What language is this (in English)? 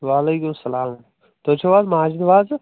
Kashmiri